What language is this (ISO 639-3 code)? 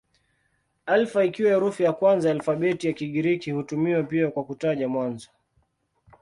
swa